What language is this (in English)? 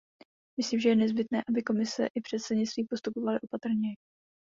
Czech